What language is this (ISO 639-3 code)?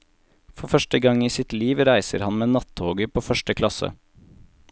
nor